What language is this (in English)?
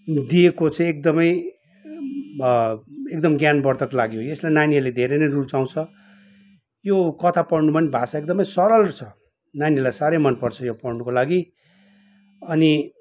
Nepali